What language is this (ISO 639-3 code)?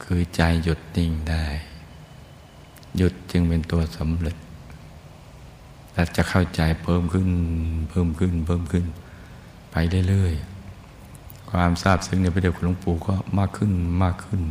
tha